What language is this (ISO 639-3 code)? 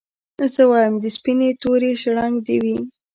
pus